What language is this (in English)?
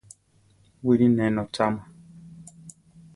Central Tarahumara